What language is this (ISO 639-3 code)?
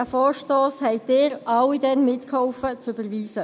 gsw